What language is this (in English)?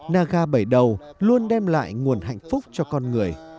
Vietnamese